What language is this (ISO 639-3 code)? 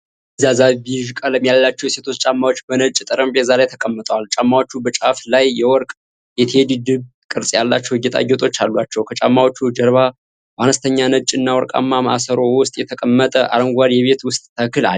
amh